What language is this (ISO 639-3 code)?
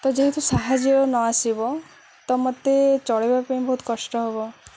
ori